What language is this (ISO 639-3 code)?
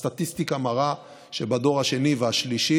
heb